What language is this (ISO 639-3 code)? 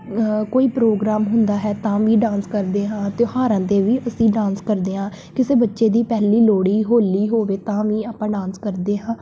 pan